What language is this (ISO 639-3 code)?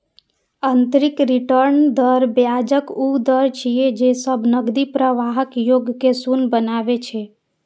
mai